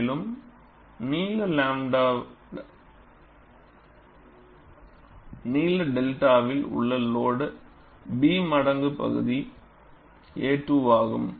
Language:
Tamil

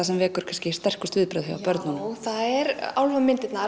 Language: Icelandic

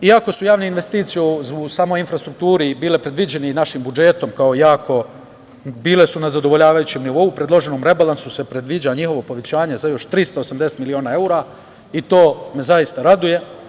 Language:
Serbian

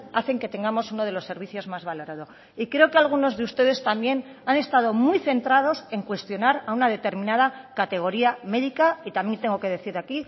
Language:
Spanish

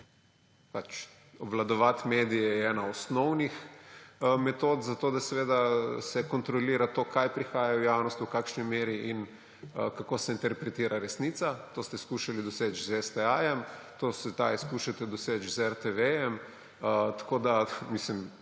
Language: Slovenian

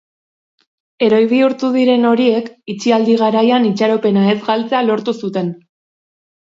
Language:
Basque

